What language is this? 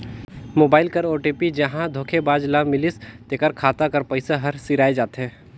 Chhattisgarhi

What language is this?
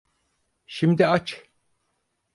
Turkish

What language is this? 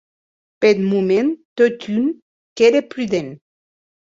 Occitan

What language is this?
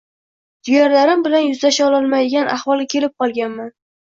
Uzbek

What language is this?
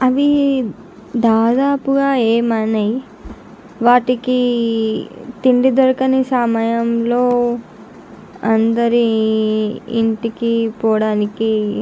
Telugu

